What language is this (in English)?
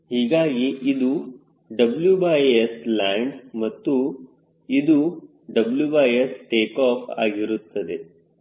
Kannada